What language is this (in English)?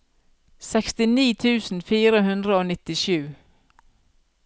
Norwegian